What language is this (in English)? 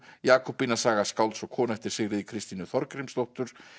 Icelandic